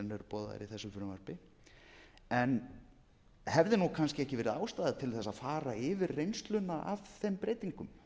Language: Icelandic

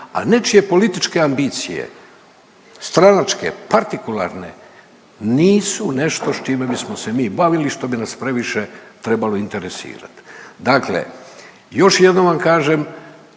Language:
Croatian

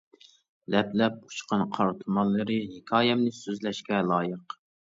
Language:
Uyghur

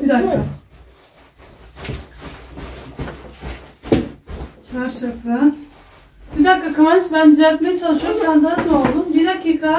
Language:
Turkish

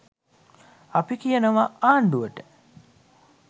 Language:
Sinhala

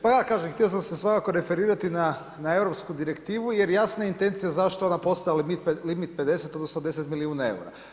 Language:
Croatian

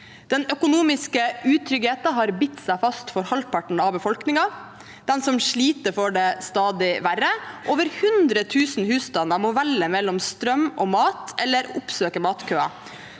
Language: Norwegian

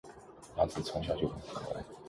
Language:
Chinese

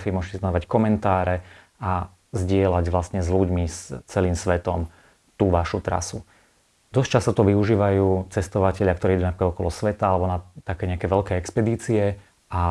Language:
Slovak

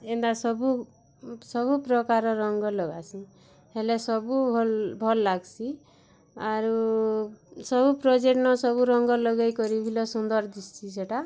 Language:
Odia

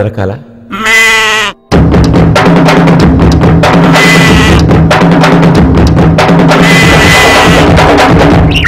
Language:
Arabic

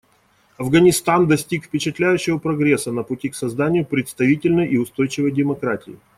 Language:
Russian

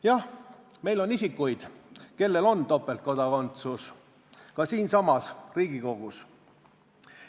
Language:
Estonian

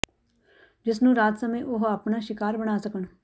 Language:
Punjabi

